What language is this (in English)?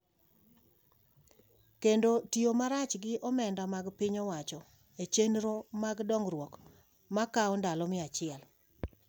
Luo (Kenya and Tanzania)